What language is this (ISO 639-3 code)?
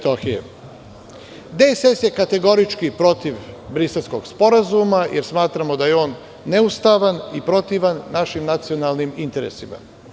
srp